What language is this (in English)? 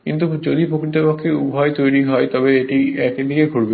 Bangla